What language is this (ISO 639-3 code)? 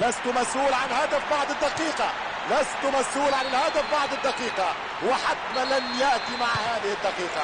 ara